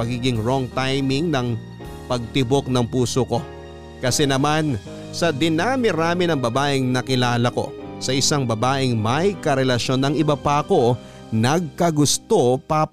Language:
Filipino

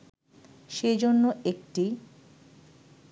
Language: Bangla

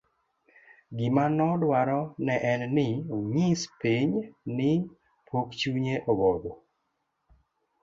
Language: Luo (Kenya and Tanzania)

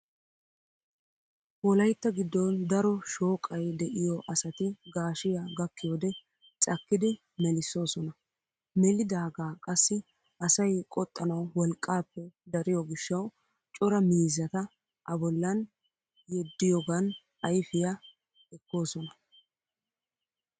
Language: Wolaytta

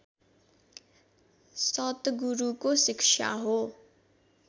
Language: Nepali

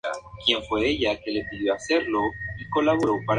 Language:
Spanish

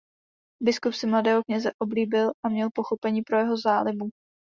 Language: Czech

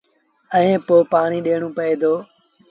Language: Sindhi Bhil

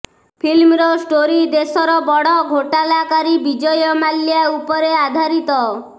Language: Odia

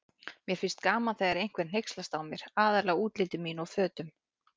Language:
Icelandic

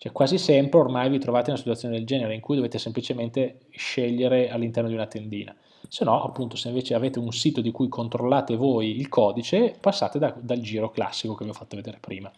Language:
Italian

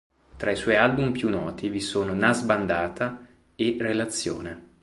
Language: Italian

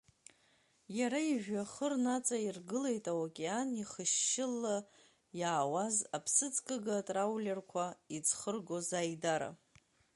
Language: Abkhazian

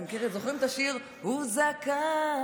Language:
Hebrew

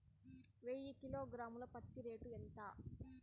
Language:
Telugu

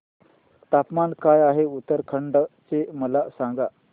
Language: Marathi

